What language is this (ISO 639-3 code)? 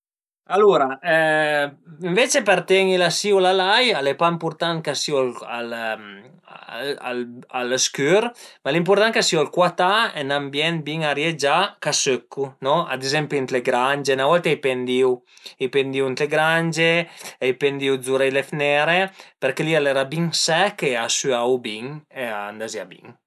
pms